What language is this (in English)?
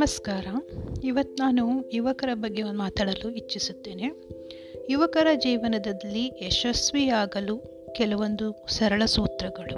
Kannada